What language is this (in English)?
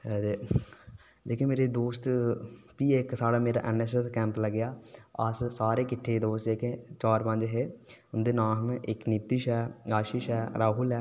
Dogri